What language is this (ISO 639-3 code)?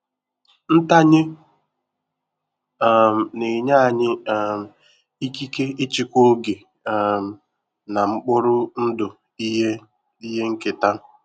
ibo